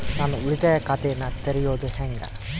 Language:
Kannada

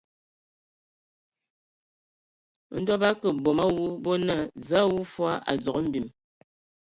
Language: Ewondo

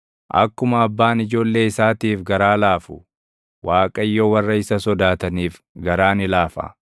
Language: Oromo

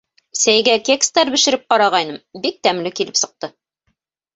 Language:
Bashkir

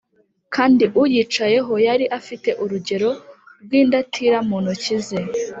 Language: Kinyarwanda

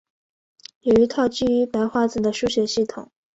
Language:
Chinese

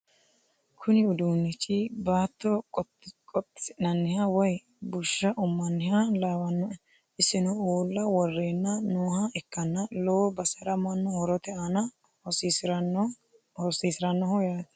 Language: Sidamo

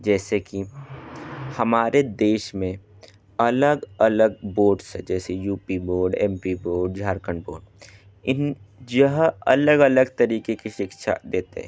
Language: Hindi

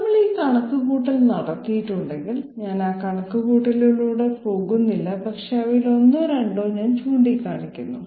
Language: Malayalam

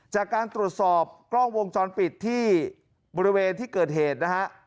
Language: Thai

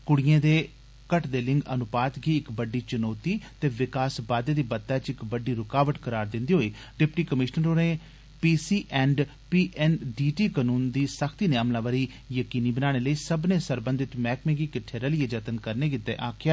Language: Dogri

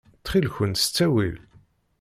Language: Kabyle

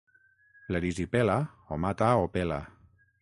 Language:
Catalan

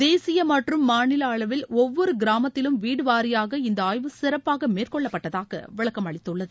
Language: Tamil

